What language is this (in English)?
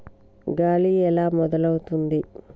Telugu